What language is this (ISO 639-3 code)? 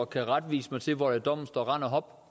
dan